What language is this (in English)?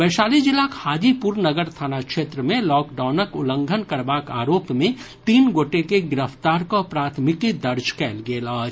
Maithili